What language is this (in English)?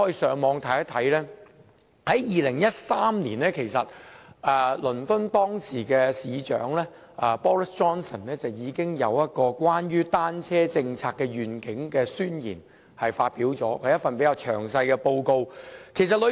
Cantonese